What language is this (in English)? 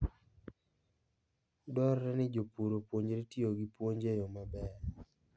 Luo (Kenya and Tanzania)